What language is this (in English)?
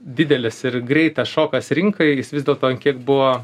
Lithuanian